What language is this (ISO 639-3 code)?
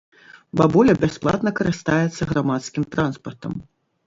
bel